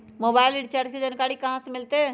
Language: Magahi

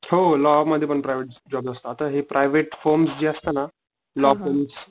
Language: Marathi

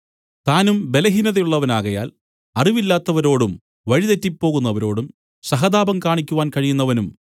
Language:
Malayalam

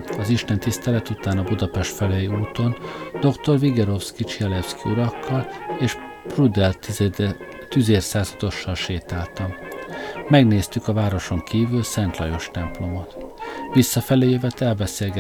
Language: Hungarian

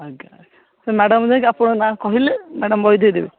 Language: Odia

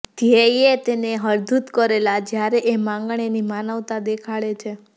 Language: Gujarati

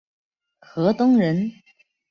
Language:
Chinese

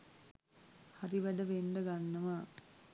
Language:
Sinhala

